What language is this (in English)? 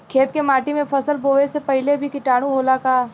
Bhojpuri